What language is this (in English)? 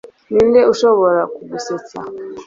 Kinyarwanda